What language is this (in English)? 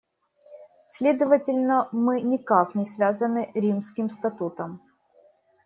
Russian